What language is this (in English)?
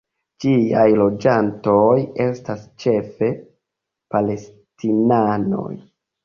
Esperanto